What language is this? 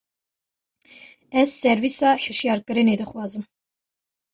Kurdish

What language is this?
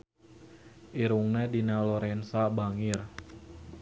Sundanese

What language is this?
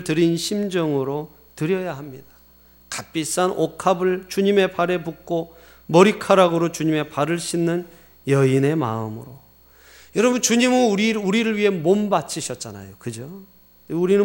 Korean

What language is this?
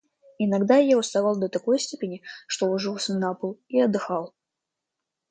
Russian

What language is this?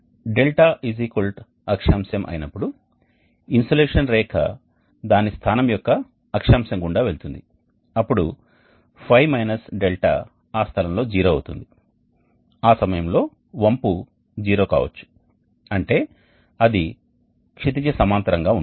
Telugu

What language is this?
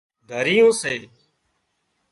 Wadiyara Koli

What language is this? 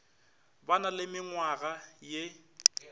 Northern Sotho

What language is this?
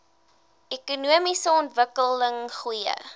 Afrikaans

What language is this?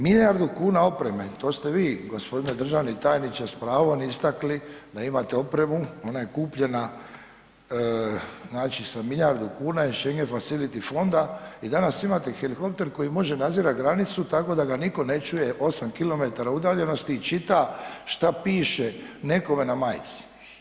Croatian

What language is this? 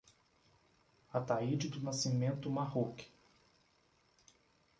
Portuguese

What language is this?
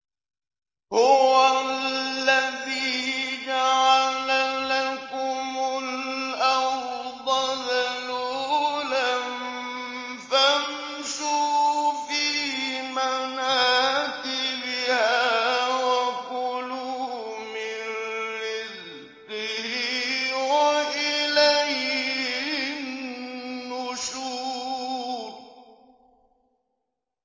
Arabic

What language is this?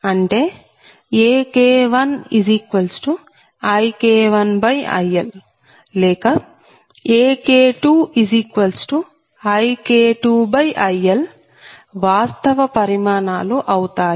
Telugu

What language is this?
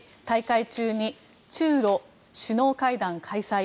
Japanese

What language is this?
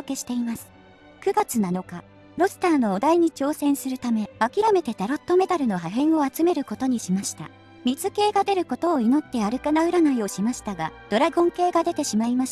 Japanese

